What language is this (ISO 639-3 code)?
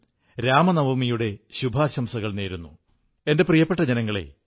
mal